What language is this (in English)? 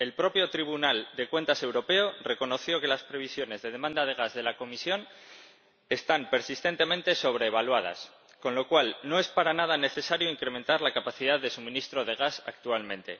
Spanish